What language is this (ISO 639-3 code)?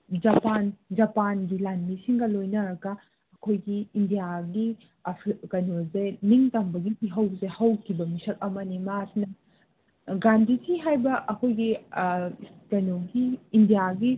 mni